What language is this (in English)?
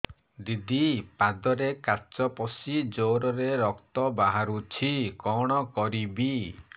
Odia